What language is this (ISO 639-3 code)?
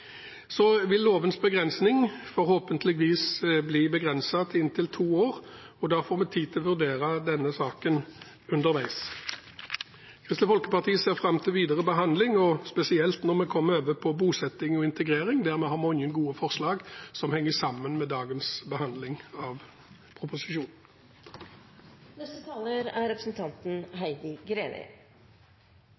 nob